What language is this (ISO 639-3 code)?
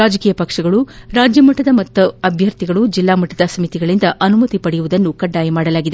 kan